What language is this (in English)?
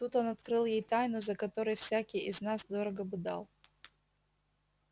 Russian